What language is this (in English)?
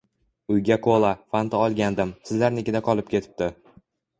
Uzbek